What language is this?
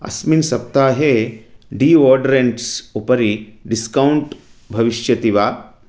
Sanskrit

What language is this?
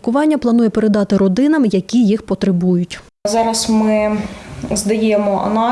Ukrainian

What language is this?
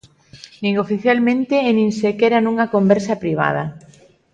Galician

